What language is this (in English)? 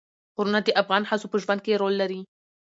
Pashto